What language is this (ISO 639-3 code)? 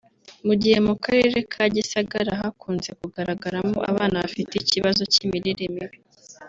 kin